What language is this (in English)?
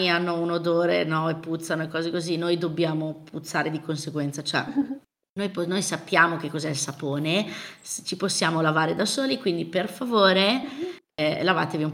Italian